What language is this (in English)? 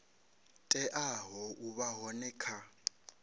Venda